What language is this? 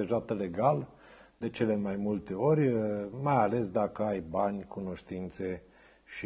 Romanian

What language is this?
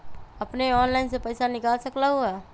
Magahi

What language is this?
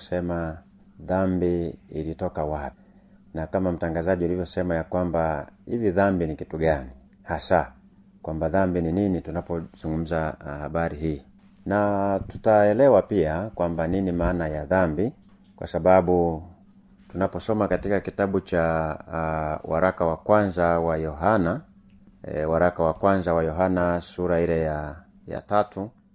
Swahili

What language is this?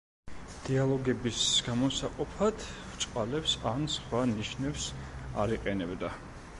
Georgian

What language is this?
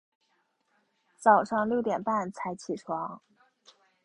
Chinese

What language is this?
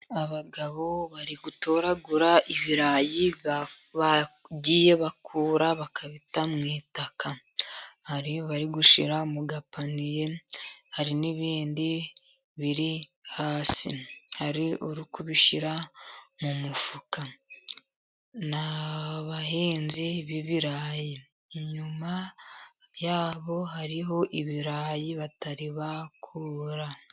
Kinyarwanda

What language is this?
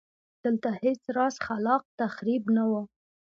Pashto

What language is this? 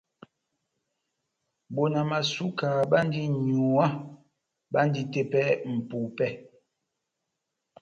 Batanga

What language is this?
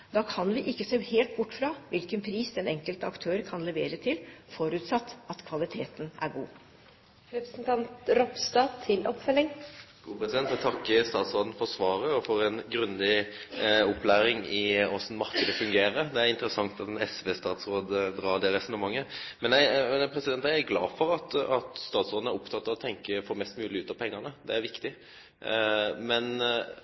Norwegian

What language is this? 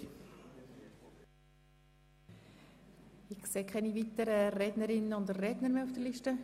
Swiss German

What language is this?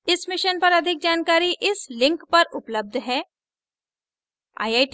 Hindi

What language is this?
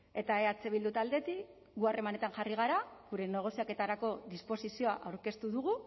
Basque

